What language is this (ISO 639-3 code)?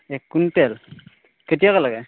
asm